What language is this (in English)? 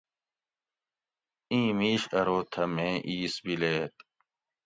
Gawri